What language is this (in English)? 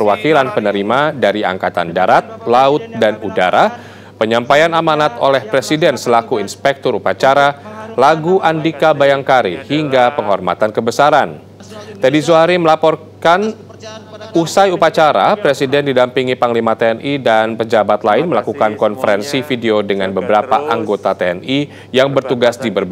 Indonesian